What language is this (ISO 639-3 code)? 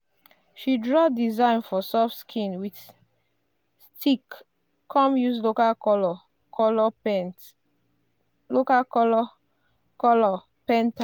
pcm